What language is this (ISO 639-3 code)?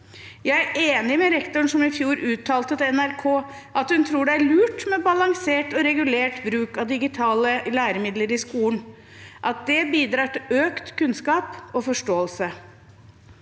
nor